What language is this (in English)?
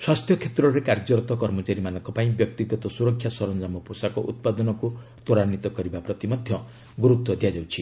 Odia